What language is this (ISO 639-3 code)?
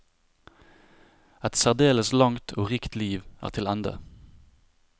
nor